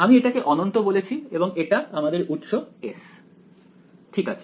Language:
Bangla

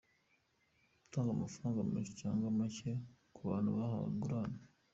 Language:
Kinyarwanda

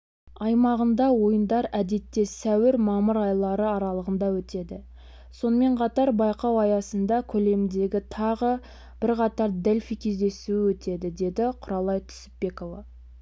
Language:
Kazakh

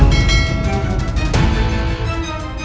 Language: Indonesian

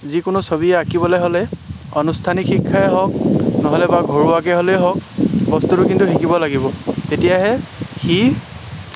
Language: Assamese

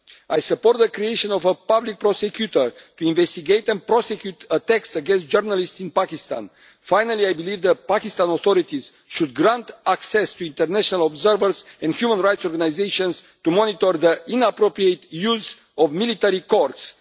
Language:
English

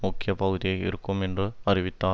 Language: Tamil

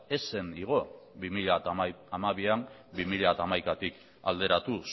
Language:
Basque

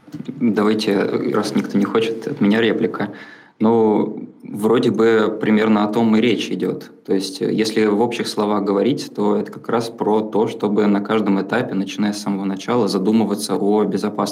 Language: Russian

